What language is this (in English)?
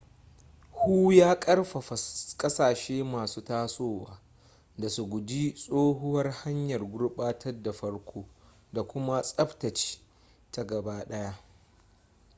Hausa